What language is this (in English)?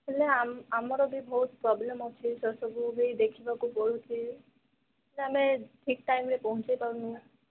Odia